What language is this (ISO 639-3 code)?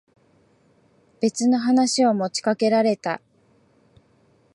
jpn